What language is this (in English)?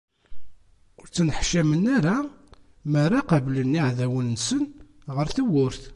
Kabyle